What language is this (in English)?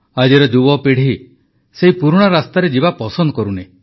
Odia